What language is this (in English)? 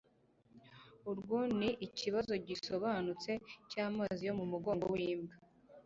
Kinyarwanda